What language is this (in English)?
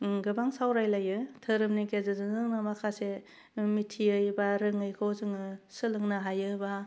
Bodo